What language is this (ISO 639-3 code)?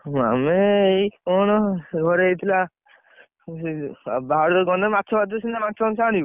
ori